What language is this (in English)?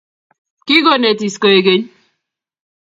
Kalenjin